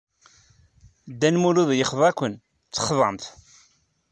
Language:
Kabyle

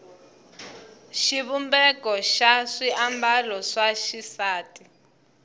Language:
Tsonga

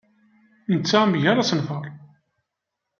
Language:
Kabyle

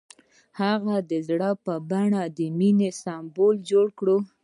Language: Pashto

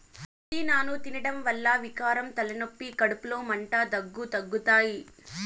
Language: Telugu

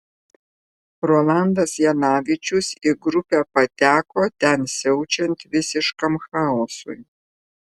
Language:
Lithuanian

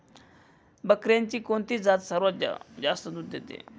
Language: Marathi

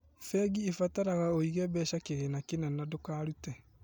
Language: Kikuyu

